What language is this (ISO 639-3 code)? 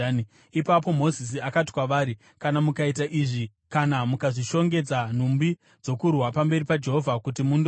sna